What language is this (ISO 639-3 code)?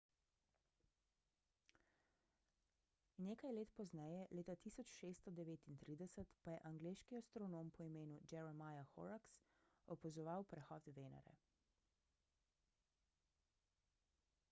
slv